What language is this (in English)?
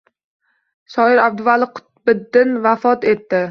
Uzbek